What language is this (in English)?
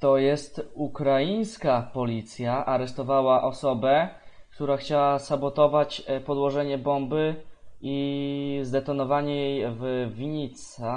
Polish